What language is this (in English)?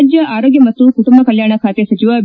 Kannada